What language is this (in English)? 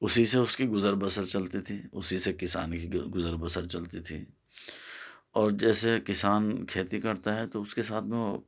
Urdu